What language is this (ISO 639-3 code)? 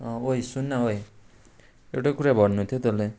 nep